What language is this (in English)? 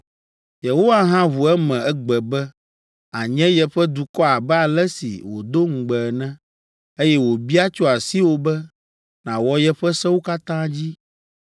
Ewe